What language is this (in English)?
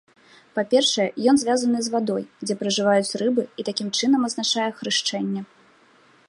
Belarusian